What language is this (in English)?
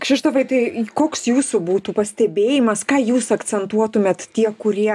Lithuanian